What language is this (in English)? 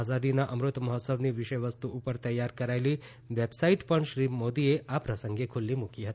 Gujarati